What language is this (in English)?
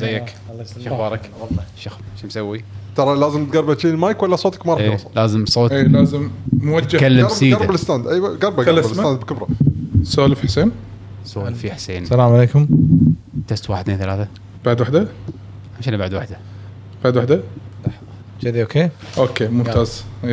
Arabic